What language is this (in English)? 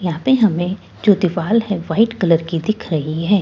Hindi